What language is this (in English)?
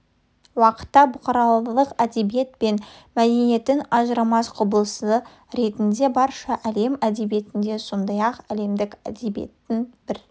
Kazakh